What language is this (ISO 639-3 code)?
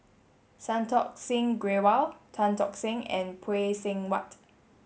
eng